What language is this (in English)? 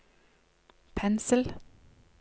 Norwegian